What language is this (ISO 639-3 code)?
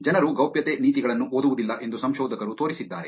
kan